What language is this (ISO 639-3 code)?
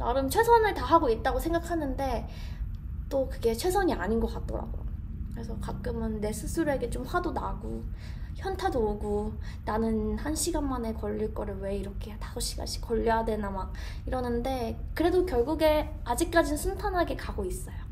kor